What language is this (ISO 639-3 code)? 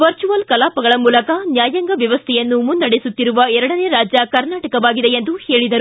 kan